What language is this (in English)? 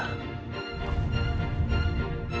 Indonesian